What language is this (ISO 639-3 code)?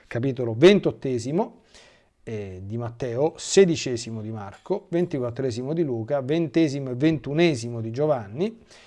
ita